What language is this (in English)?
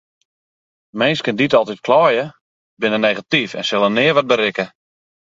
Western Frisian